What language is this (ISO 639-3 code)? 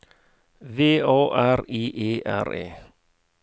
nor